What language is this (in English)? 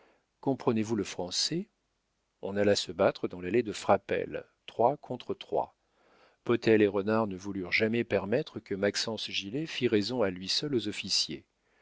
French